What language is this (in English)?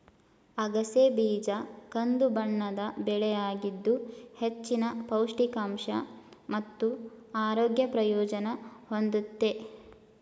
Kannada